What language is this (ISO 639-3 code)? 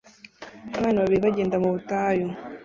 kin